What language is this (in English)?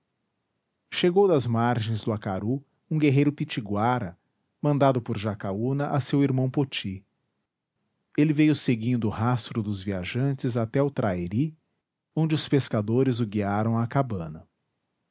Portuguese